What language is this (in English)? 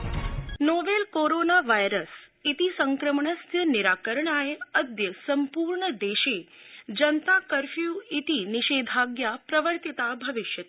Sanskrit